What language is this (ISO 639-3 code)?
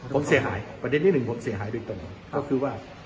tha